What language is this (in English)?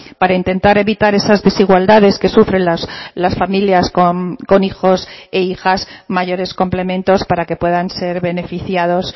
Spanish